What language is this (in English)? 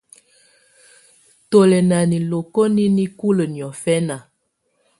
Tunen